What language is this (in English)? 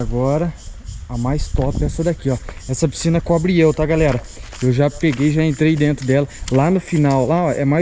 Portuguese